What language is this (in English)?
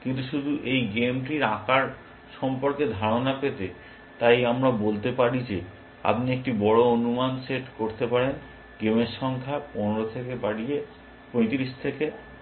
Bangla